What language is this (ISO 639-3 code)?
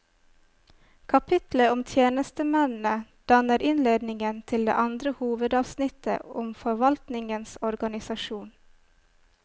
nor